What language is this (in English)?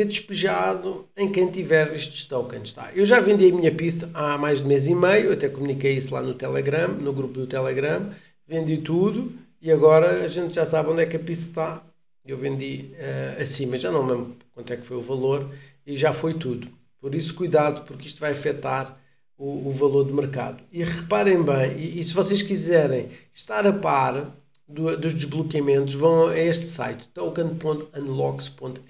Portuguese